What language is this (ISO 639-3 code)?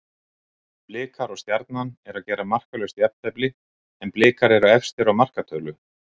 isl